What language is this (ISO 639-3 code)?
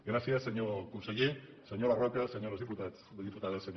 cat